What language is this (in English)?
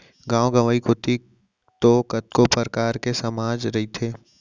Chhattisgarhi